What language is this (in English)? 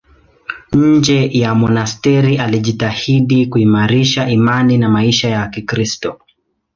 Swahili